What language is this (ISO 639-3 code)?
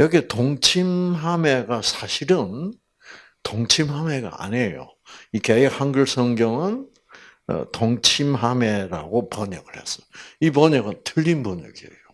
kor